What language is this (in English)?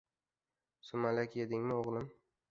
Uzbek